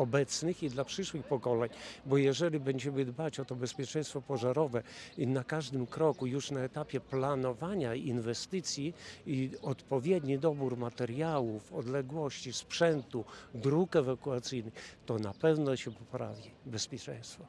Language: Polish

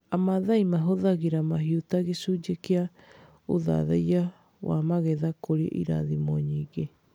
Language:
Kikuyu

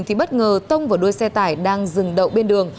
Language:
Vietnamese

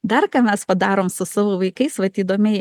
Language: Lithuanian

